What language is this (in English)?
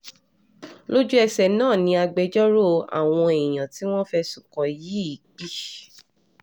Yoruba